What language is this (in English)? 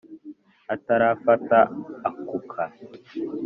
Kinyarwanda